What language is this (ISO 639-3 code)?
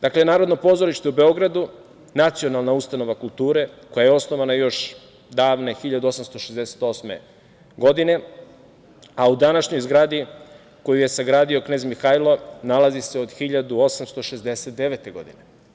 srp